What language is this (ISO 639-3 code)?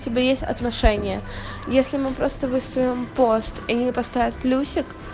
rus